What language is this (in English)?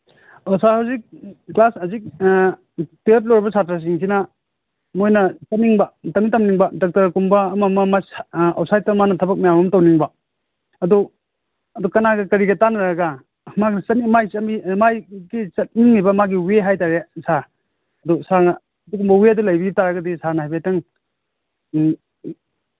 Manipuri